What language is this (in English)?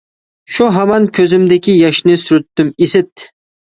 Uyghur